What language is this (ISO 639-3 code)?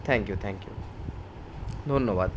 ben